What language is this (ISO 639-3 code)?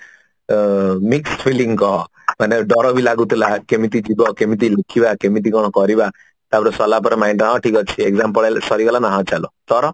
ori